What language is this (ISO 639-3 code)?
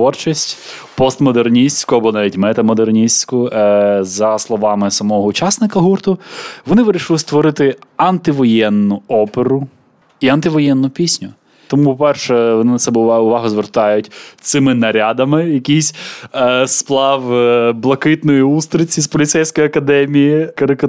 ukr